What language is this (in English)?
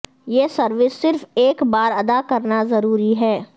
Urdu